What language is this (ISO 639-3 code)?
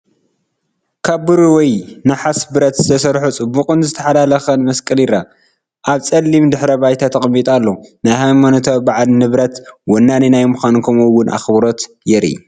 tir